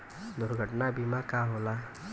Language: Bhojpuri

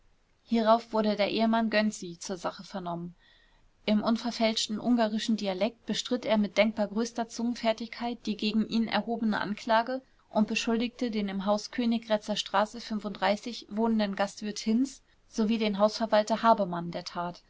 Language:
German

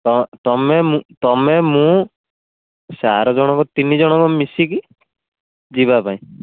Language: Odia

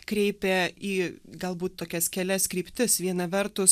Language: Lithuanian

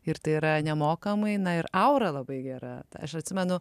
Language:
Lithuanian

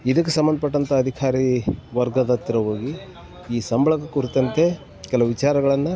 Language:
Kannada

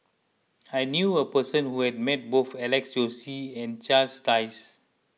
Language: English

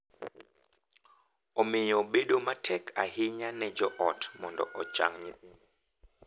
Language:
Luo (Kenya and Tanzania)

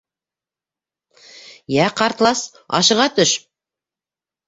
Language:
Bashkir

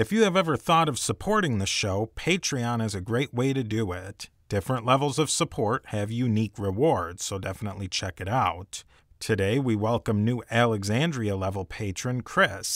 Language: English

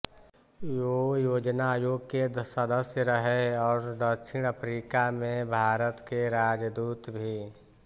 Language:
Hindi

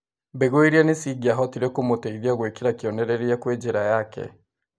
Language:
Kikuyu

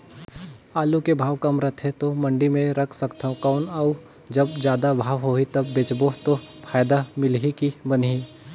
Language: Chhattisgarhi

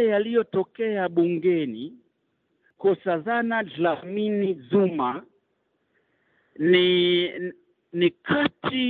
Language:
Swahili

